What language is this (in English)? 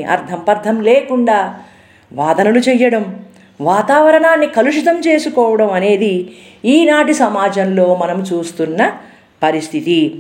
Telugu